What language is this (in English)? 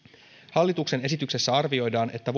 Finnish